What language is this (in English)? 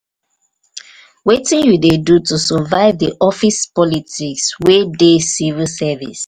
Nigerian Pidgin